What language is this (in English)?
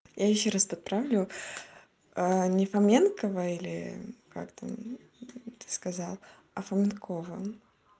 Russian